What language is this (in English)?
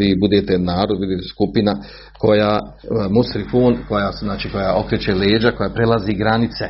Croatian